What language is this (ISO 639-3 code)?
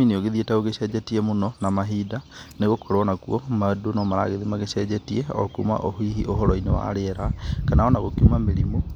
kik